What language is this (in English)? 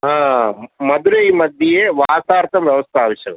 Sanskrit